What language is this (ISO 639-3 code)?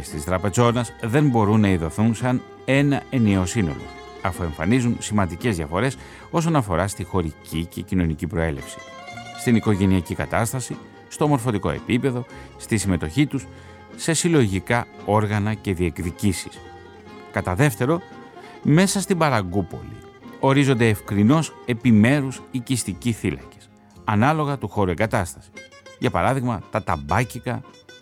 ell